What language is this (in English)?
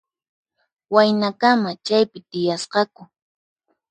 Puno Quechua